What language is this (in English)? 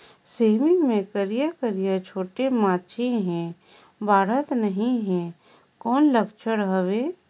Chhattisgarhi